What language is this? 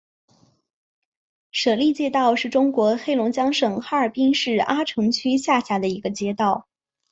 Chinese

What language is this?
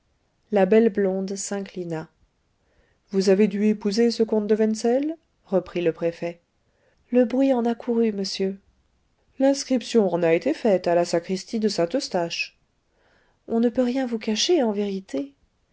French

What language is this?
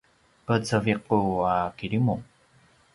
Paiwan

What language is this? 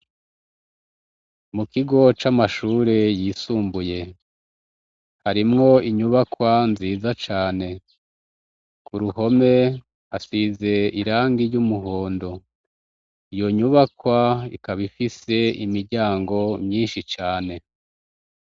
Rundi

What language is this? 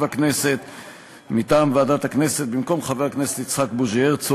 Hebrew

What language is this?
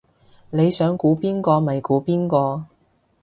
Cantonese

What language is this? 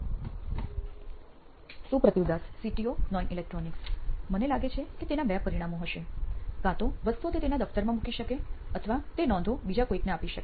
Gujarati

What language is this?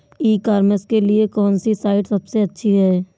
Hindi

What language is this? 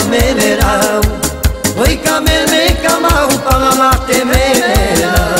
Romanian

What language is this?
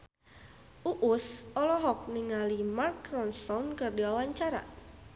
Sundanese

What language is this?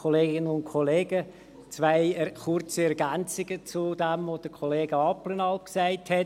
Swiss German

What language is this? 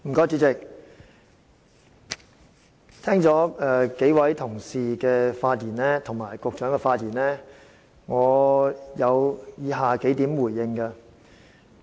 Cantonese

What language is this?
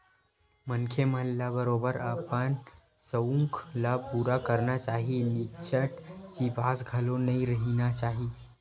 Chhattisgarhi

